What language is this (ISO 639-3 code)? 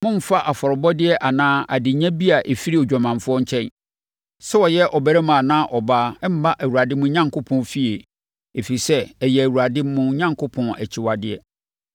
aka